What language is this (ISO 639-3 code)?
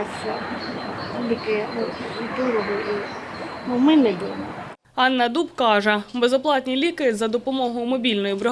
ukr